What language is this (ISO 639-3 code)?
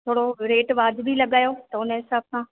snd